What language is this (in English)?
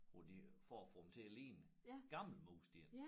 Danish